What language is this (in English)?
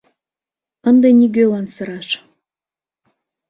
Mari